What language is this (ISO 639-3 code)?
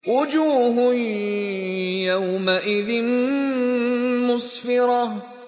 ara